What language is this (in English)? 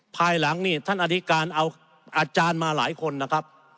Thai